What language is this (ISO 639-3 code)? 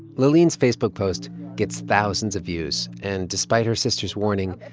eng